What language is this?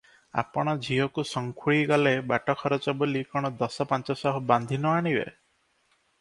Odia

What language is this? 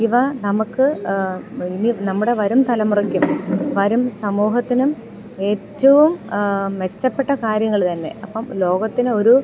Malayalam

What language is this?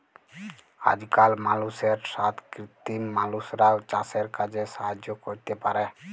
Bangla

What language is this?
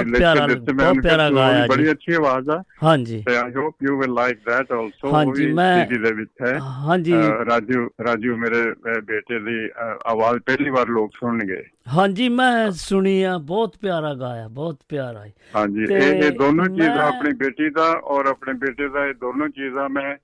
Punjabi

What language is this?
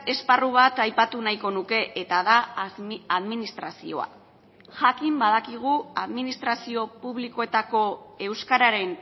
Basque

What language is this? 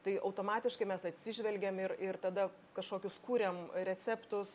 Lithuanian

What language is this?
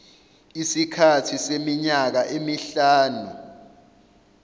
Zulu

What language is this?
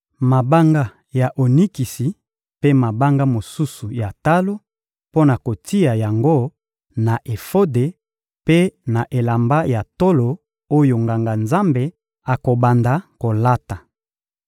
Lingala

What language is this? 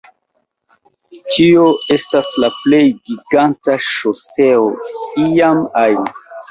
Esperanto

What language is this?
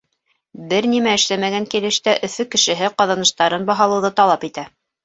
Bashkir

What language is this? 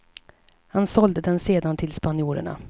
Swedish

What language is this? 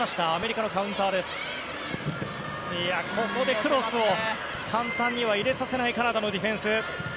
Japanese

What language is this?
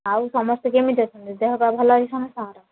Odia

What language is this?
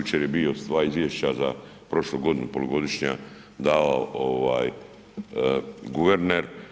Croatian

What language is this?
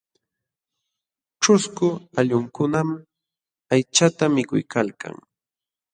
Jauja Wanca Quechua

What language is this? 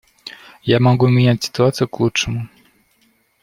Russian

